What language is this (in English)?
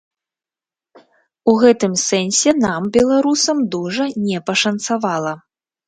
Belarusian